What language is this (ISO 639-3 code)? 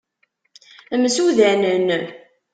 kab